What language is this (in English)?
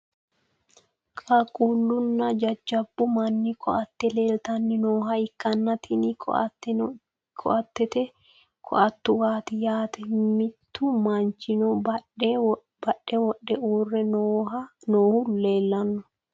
Sidamo